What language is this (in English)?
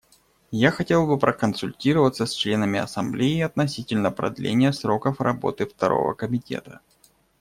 Russian